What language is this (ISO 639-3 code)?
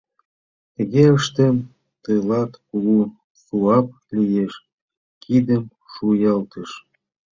chm